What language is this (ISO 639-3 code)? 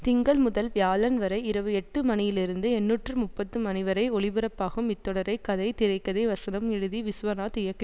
tam